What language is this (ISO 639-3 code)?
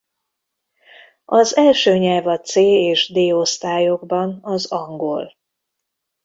hun